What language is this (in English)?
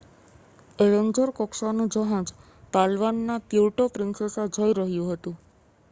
Gujarati